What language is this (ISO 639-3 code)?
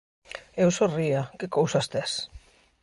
glg